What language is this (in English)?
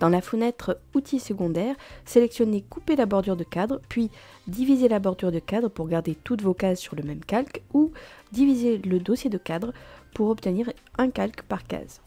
French